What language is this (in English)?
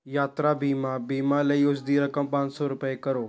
Punjabi